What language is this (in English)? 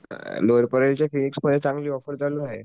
Marathi